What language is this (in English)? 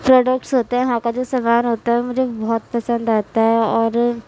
Urdu